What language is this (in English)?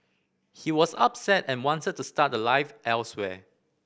English